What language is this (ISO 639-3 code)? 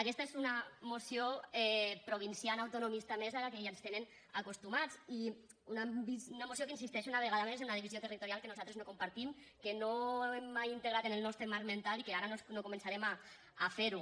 cat